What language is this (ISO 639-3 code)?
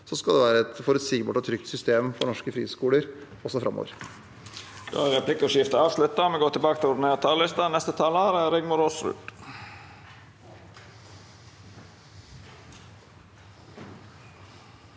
nor